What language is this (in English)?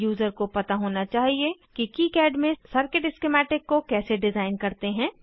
Hindi